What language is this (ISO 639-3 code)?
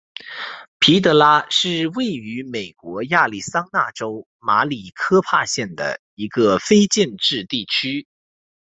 zho